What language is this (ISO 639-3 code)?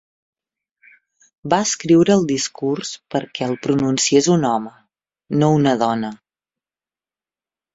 cat